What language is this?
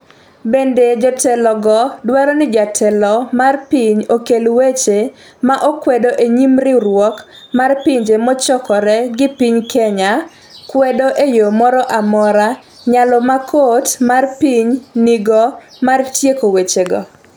Luo (Kenya and Tanzania)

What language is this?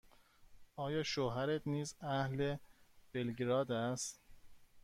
Persian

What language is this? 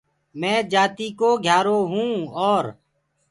Gurgula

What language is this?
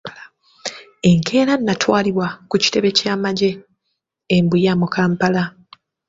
Ganda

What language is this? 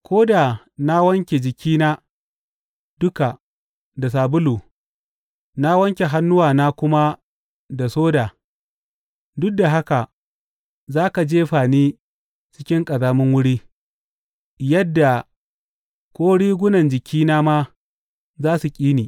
Hausa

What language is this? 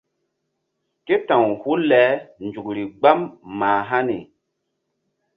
Mbum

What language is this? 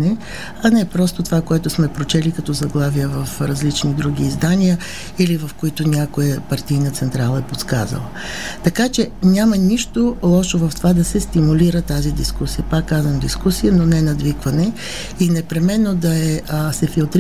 Bulgarian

